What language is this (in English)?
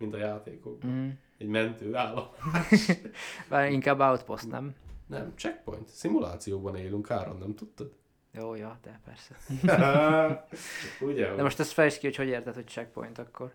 Hungarian